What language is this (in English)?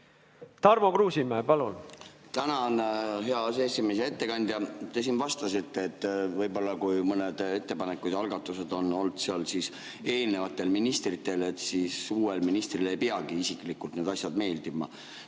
Estonian